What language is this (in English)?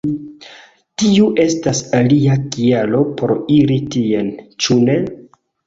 Esperanto